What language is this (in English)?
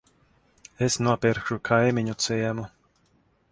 Latvian